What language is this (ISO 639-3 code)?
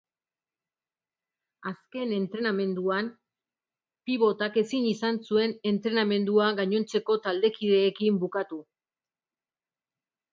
eus